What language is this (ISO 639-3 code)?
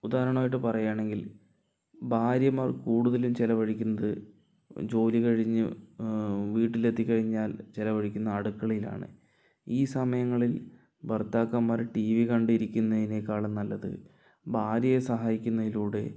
mal